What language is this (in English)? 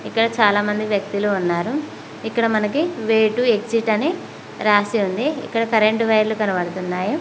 Telugu